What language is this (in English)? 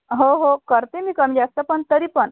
Marathi